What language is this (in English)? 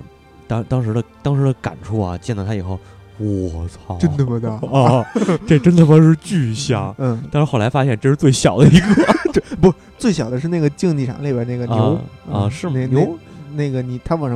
Chinese